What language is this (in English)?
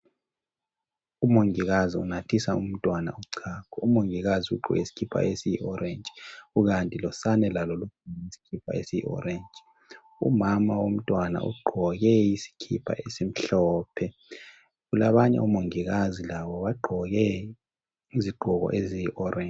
North Ndebele